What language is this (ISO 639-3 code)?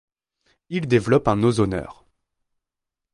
fra